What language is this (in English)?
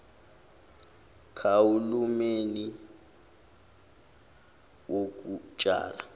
Zulu